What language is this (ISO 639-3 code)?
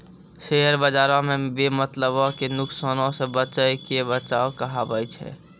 mai